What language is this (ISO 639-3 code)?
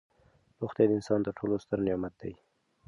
pus